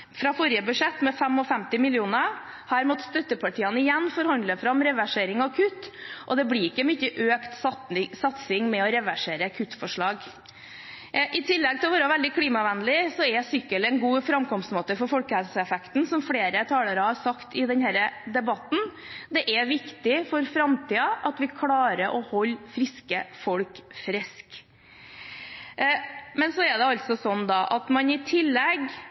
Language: Norwegian Bokmål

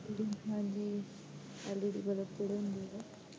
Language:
Punjabi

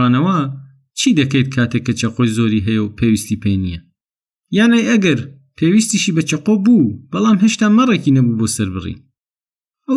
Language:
Persian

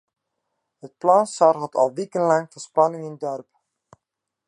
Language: Western Frisian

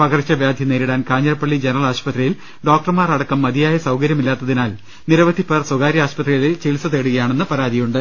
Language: Malayalam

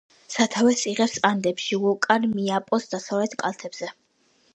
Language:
Georgian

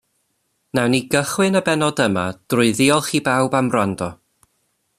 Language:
Welsh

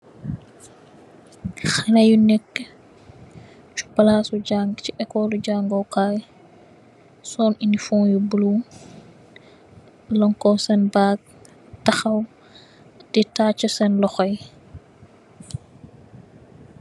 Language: Wolof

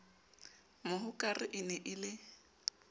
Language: Southern Sotho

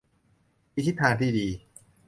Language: Thai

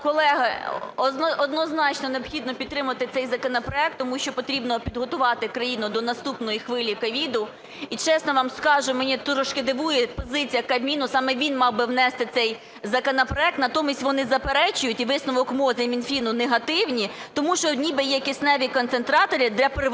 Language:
Ukrainian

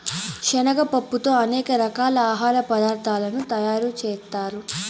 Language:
Telugu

